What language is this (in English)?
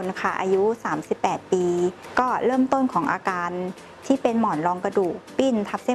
Thai